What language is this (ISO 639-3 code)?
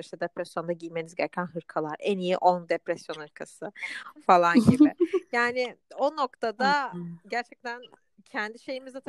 tur